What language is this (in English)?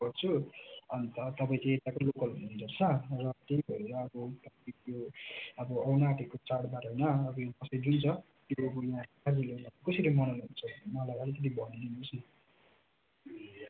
Nepali